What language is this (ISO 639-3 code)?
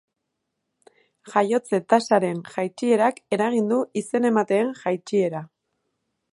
eus